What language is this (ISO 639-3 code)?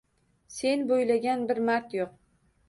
uzb